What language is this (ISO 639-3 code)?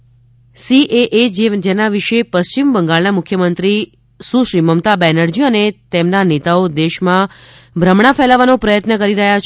guj